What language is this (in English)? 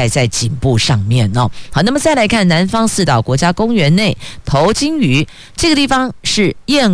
Chinese